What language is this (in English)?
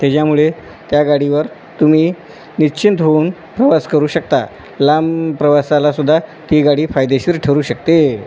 Marathi